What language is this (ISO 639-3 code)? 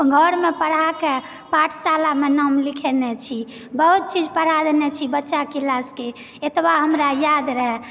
mai